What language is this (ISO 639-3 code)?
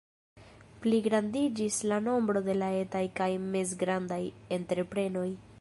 epo